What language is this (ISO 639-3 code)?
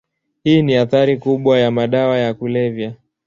swa